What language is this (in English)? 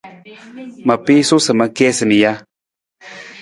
Nawdm